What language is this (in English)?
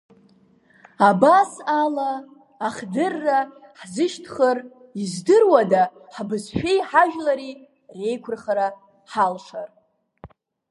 Abkhazian